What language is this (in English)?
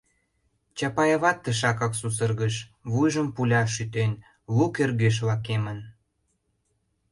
Mari